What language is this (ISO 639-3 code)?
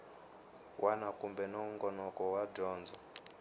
tso